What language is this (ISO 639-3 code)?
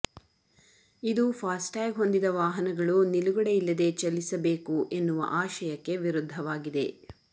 kan